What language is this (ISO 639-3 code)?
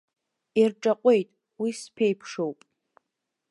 abk